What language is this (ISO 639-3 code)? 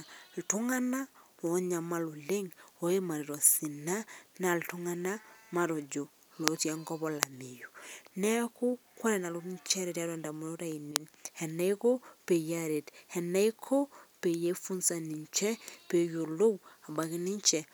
mas